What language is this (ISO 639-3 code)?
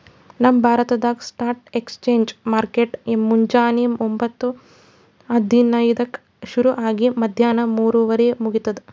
kan